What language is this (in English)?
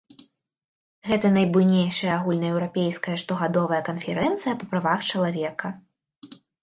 Belarusian